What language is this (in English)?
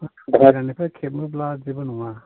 Bodo